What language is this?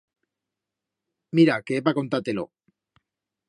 Aragonese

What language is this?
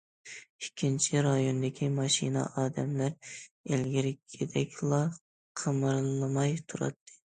Uyghur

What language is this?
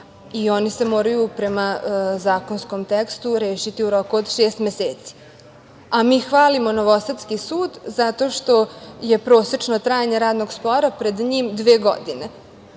Serbian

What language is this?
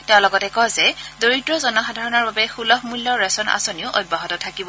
Assamese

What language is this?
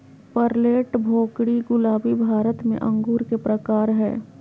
Magahi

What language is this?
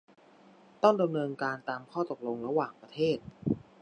Thai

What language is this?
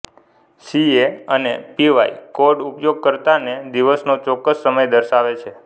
Gujarati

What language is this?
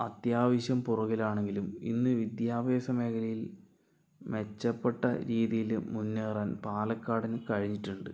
Malayalam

